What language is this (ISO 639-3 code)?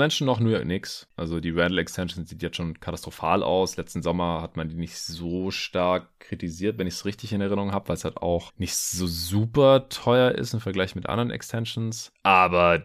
deu